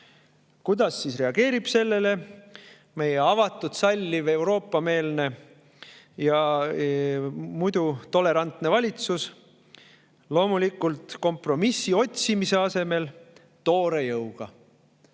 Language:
Estonian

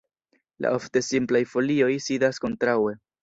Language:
Esperanto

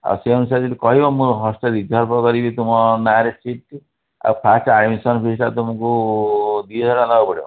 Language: Odia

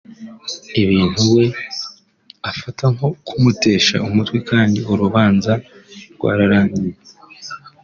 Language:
Kinyarwanda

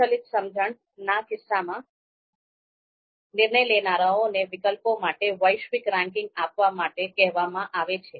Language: Gujarati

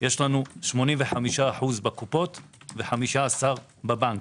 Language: Hebrew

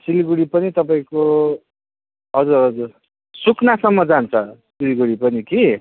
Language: Nepali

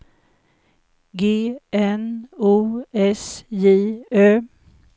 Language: Swedish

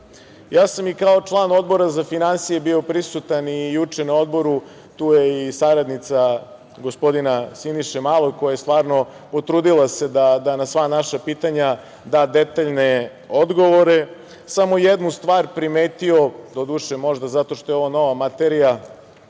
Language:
Serbian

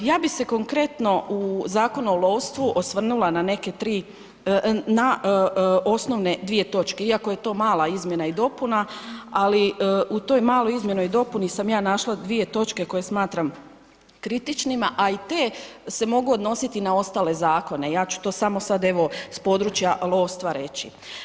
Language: Croatian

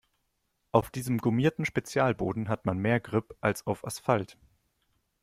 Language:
German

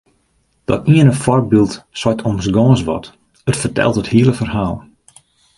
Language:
Western Frisian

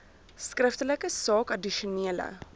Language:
Afrikaans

